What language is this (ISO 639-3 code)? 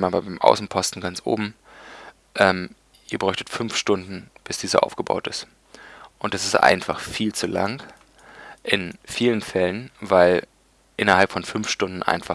deu